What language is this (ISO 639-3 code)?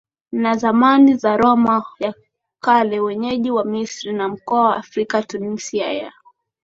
swa